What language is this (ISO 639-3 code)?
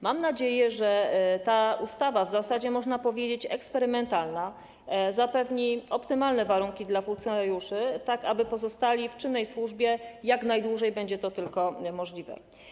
pol